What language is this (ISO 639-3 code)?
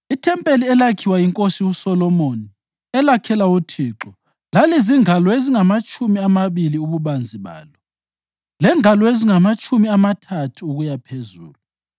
nde